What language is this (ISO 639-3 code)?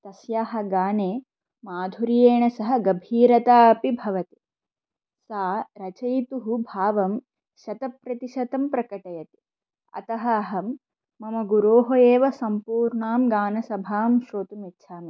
san